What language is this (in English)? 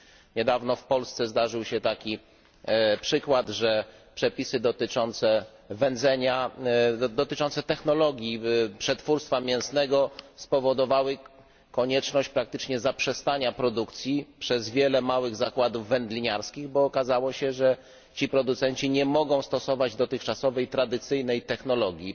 Polish